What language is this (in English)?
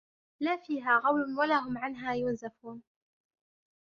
Arabic